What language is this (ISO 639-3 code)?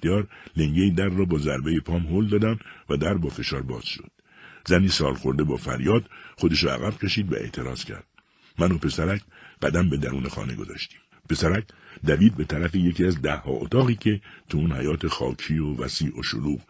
fas